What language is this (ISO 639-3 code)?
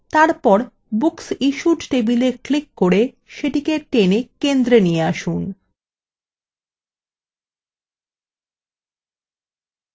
ben